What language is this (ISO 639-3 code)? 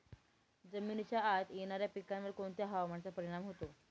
mar